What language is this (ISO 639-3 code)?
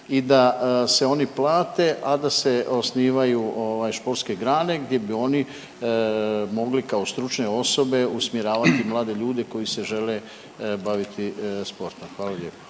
hrv